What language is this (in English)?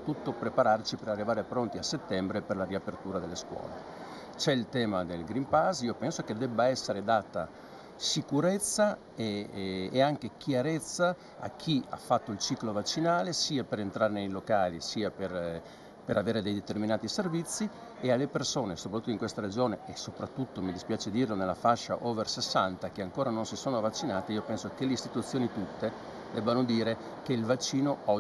Italian